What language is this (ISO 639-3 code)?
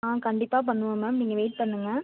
tam